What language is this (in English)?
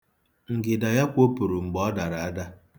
Igbo